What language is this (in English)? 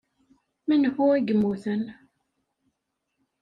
Kabyle